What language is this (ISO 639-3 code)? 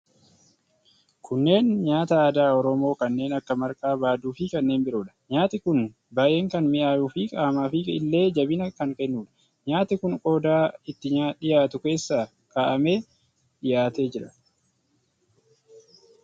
orm